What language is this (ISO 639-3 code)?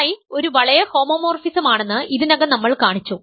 mal